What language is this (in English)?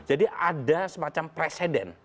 Indonesian